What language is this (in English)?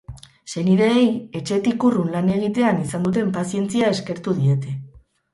Basque